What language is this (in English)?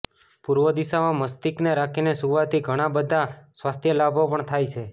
Gujarati